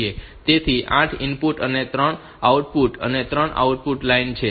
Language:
Gujarati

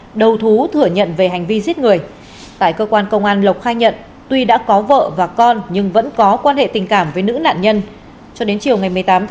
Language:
Vietnamese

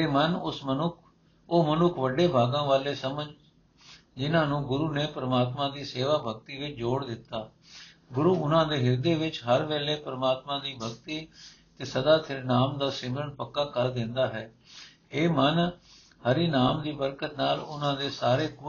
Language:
Punjabi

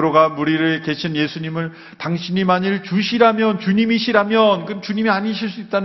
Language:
Korean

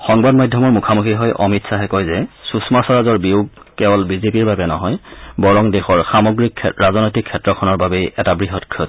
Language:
Assamese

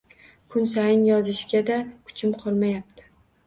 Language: Uzbek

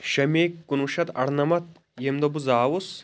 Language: Kashmiri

